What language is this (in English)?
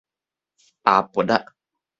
Min Nan Chinese